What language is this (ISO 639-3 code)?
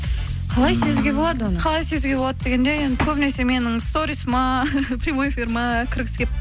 kaz